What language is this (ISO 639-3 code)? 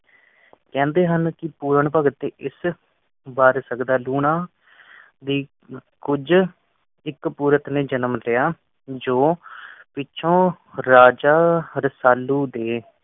pan